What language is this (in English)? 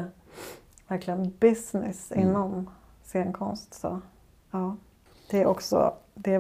Swedish